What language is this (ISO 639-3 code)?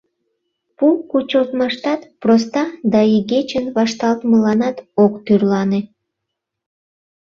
chm